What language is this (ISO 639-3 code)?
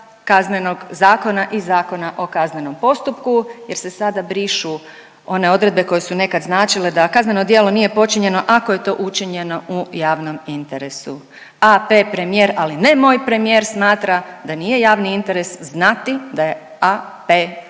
hrv